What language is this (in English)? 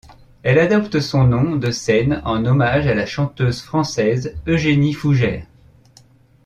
French